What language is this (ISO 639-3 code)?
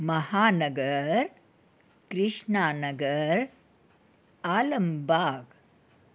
snd